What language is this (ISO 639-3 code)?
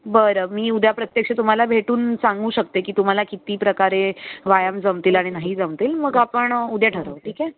mar